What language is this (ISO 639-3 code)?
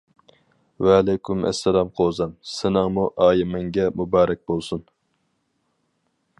uig